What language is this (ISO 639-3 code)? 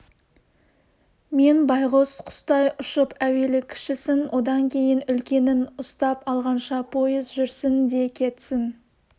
kaz